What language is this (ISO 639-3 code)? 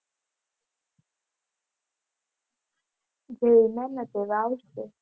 guj